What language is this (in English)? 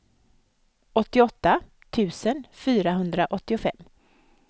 Swedish